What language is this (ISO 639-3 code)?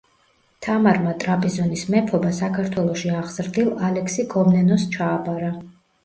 kat